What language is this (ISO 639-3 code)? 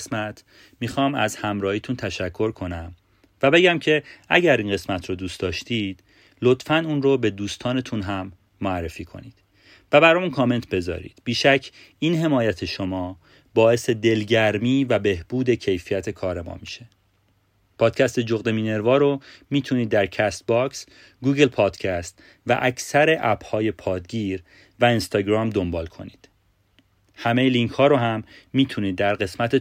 fas